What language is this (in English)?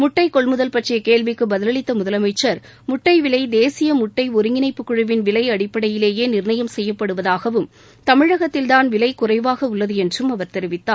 Tamil